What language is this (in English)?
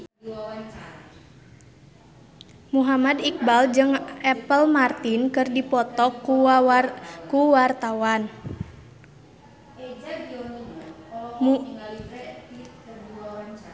Sundanese